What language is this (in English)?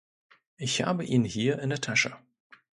German